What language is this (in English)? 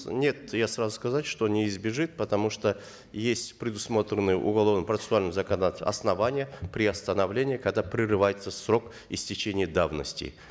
Kazakh